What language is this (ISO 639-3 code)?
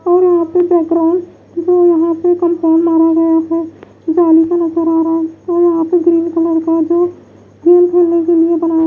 hin